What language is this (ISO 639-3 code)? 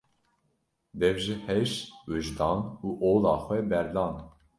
kur